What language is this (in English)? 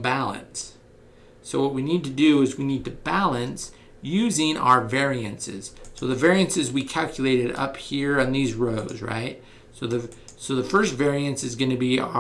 English